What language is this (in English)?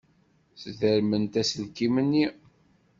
Kabyle